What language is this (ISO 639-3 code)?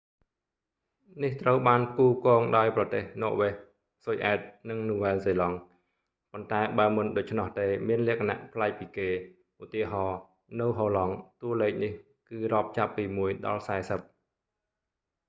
khm